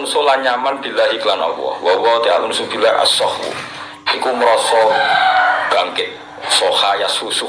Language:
Indonesian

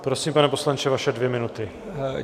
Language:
Czech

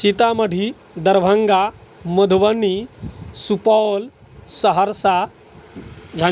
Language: Maithili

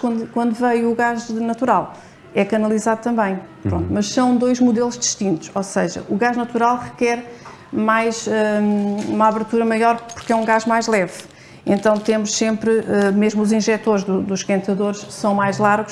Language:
Portuguese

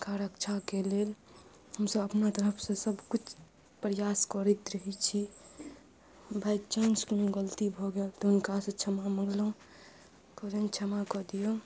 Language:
Maithili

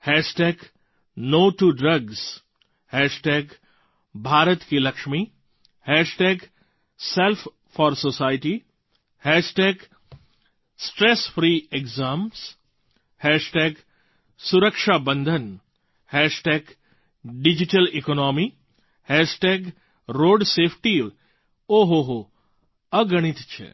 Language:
Gujarati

